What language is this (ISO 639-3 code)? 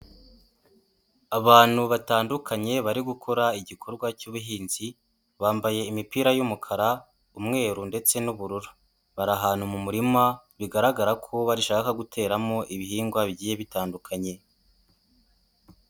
kin